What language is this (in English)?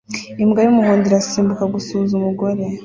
Kinyarwanda